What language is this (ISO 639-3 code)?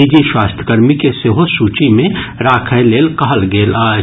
mai